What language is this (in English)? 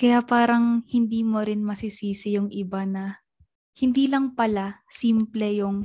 Filipino